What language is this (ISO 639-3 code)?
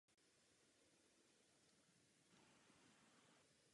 ces